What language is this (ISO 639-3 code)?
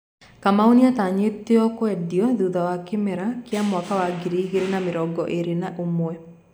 kik